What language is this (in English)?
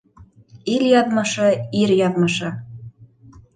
Bashkir